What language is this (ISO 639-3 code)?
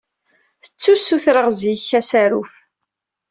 kab